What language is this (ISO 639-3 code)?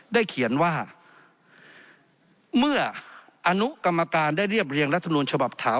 tha